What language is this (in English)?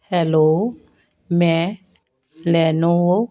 Punjabi